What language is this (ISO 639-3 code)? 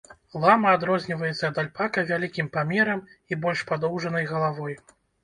bel